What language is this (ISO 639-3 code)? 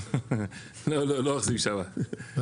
heb